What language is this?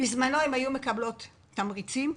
Hebrew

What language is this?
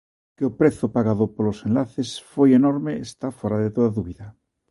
Galician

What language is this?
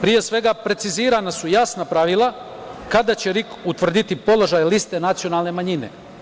Serbian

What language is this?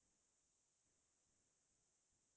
Assamese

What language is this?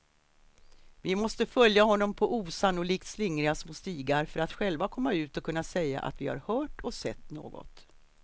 Swedish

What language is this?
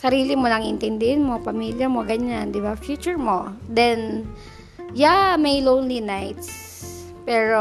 Filipino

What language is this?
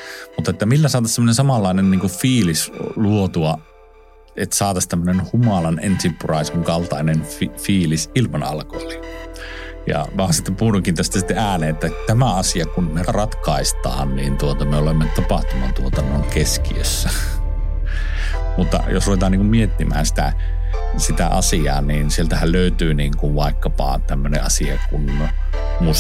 Finnish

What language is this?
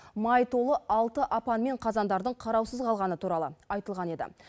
Kazakh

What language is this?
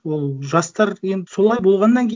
Kazakh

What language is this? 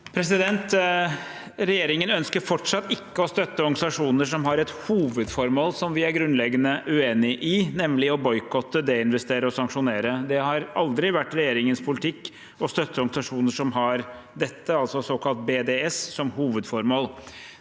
Norwegian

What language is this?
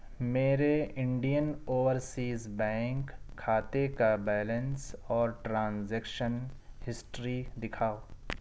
Urdu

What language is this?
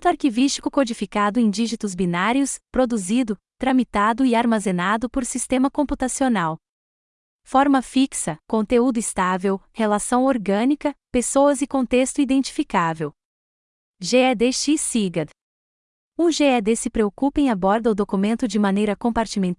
Portuguese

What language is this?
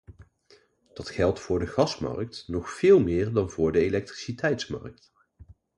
Dutch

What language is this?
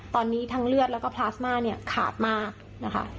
Thai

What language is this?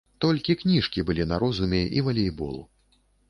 Belarusian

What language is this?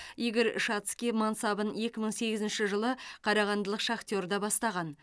Kazakh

